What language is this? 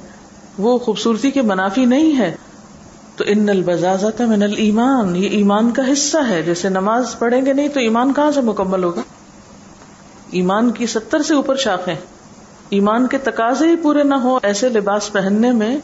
Urdu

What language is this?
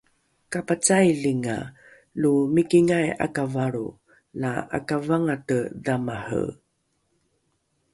Rukai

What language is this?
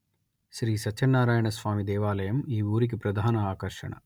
Telugu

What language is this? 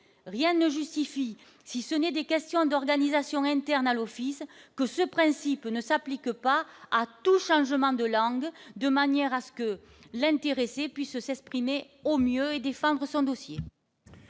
French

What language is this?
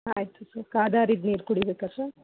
Kannada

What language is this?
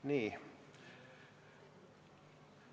Estonian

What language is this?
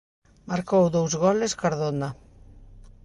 Galician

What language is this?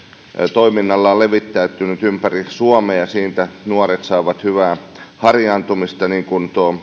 Finnish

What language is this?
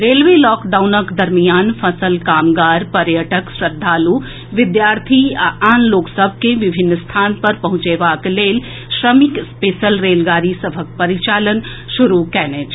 Maithili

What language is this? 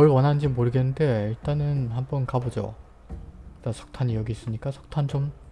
Korean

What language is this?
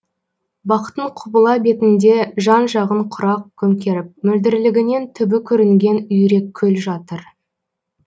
Kazakh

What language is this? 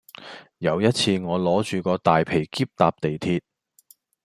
Cantonese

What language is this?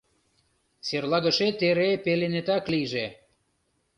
Mari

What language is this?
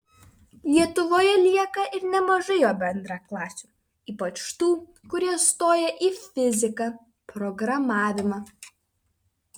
Lithuanian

